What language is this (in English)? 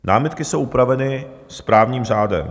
Czech